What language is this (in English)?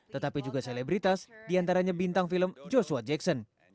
Indonesian